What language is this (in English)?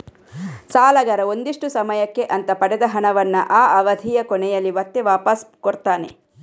Kannada